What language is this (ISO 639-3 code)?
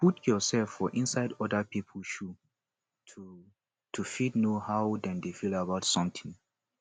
pcm